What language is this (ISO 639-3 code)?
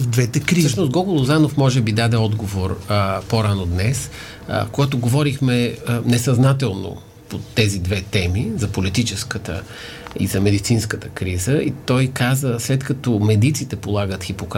bul